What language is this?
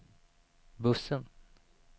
Swedish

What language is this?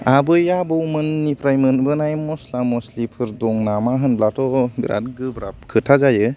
Bodo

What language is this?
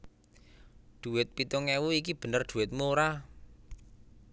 Javanese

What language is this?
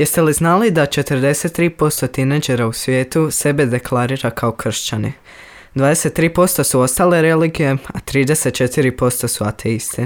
Croatian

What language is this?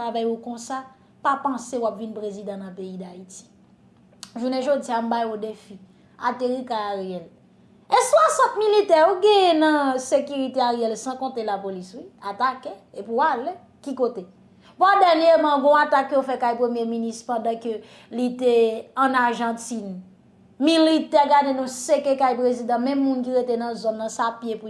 French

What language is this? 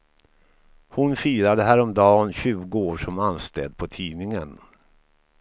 Swedish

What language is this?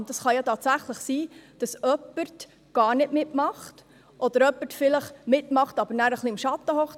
Swiss German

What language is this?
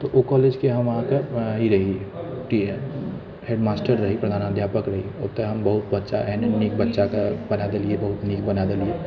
Maithili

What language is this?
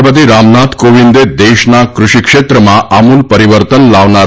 Gujarati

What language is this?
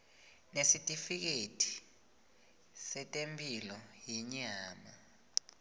Swati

